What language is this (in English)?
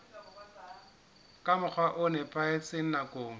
Southern Sotho